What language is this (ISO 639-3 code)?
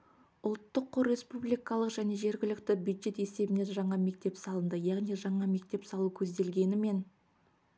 kaz